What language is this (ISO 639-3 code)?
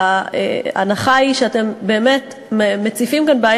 heb